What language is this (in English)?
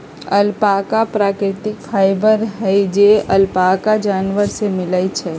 Magahi